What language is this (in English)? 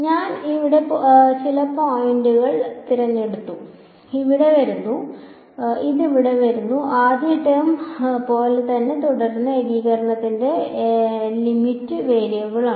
Malayalam